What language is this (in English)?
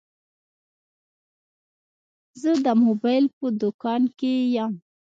Pashto